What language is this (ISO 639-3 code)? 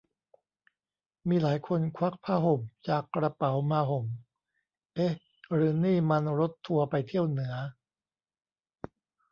tha